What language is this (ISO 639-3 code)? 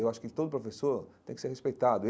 por